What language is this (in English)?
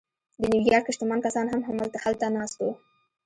Pashto